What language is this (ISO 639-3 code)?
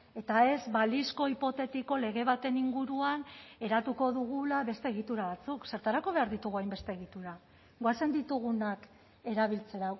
eus